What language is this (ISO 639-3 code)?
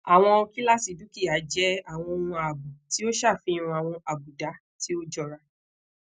yor